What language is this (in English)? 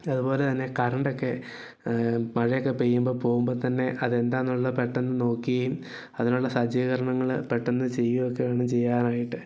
Malayalam